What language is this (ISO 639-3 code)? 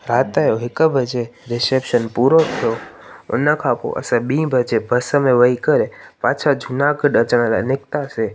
snd